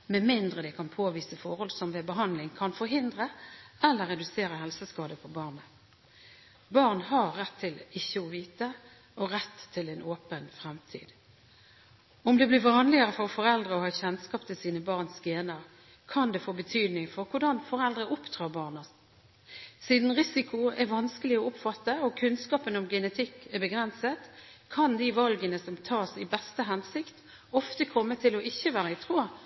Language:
Norwegian Bokmål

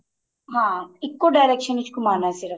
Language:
Punjabi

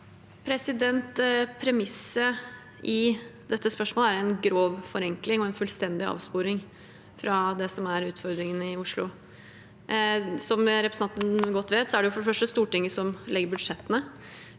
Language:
Norwegian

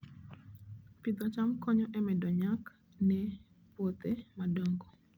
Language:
Luo (Kenya and Tanzania)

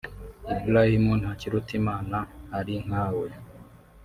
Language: Kinyarwanda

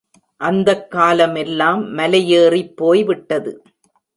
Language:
Tamil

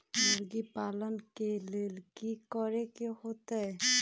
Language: Magahi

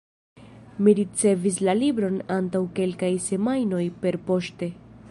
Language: Esperanto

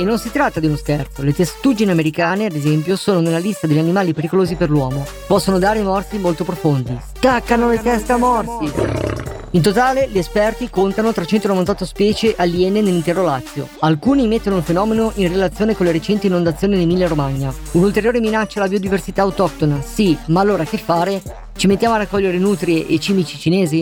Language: Italian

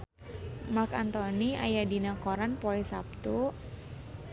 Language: Sundanese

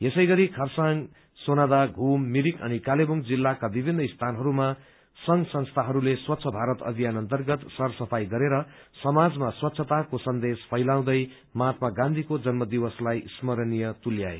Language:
Nepali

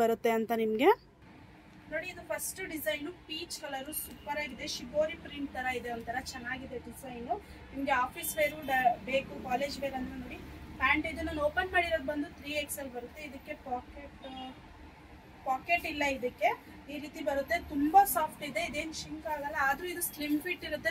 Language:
Kannada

